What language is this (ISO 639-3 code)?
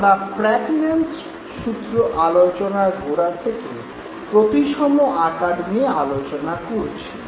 ben